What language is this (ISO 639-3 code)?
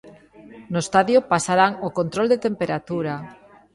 glg